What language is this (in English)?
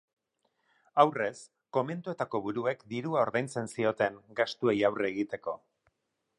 Basque